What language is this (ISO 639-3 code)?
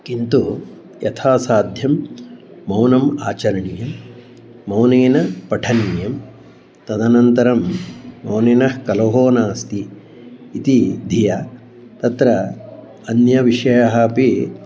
san